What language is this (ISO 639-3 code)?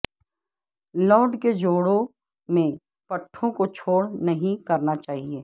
urd